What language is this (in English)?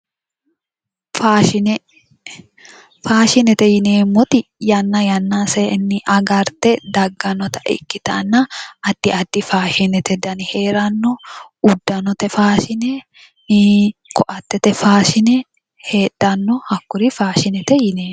Sidamo